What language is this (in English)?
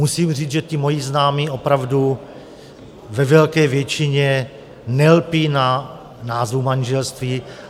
Czech